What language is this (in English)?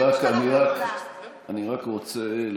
Hebrew